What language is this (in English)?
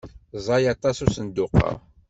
Kabyle